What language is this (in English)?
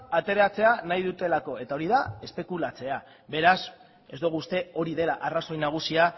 Basque